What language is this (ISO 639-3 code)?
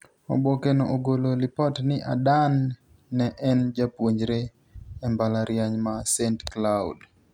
luo